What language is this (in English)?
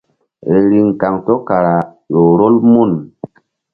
Mbum